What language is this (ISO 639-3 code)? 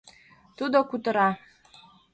chm